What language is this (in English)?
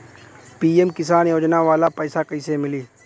Bhojpuri